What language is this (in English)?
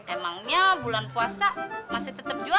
Indonesian